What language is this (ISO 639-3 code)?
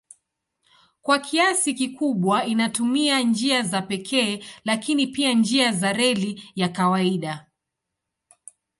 swa